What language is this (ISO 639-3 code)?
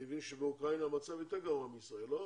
heb